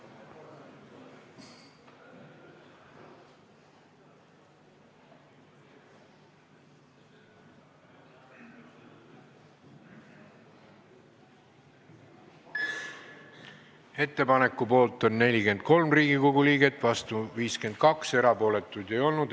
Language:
Estonian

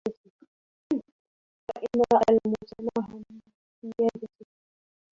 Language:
Arabic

